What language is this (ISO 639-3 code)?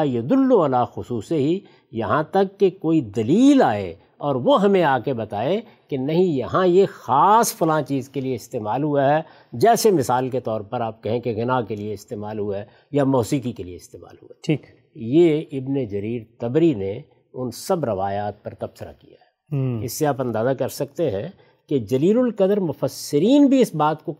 urd